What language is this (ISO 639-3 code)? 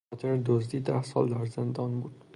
fas